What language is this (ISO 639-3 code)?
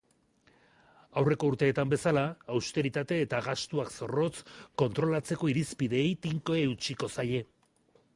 eus